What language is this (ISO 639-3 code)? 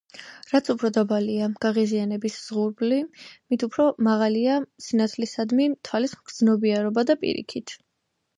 kat